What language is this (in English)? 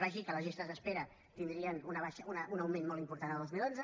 Catalan